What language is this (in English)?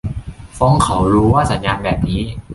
Thai